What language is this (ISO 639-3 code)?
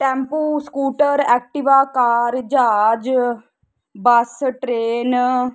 pan